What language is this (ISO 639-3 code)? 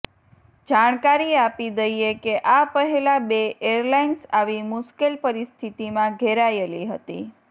guj